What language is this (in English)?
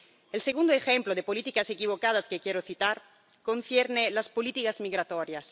Spanish